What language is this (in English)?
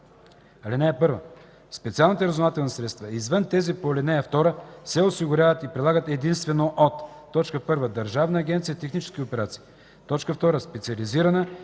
Bulgarian